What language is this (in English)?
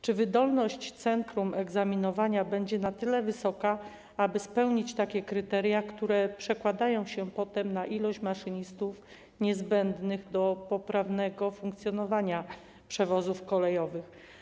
Polish